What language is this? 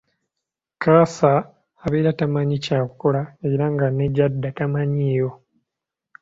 Ganda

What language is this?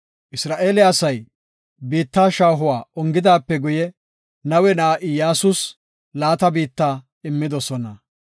Gofa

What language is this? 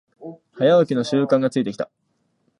Japanese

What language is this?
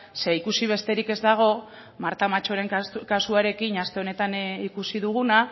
Basque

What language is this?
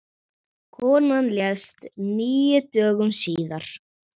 Icelandic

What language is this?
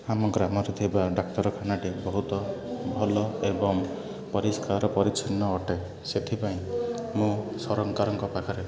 Odia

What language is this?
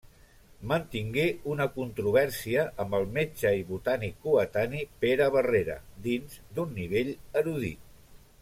Catalan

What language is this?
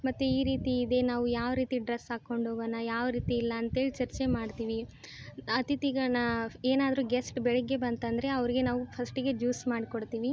Kannada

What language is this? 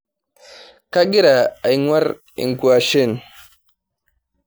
Masai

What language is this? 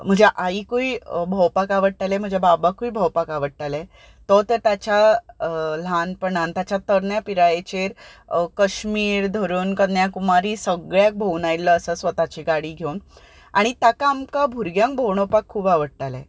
Konkani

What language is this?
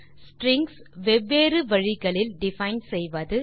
Tamil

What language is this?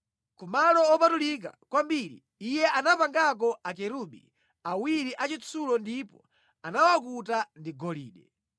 Nyanja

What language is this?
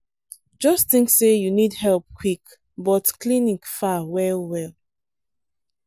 Nigerian Pidgin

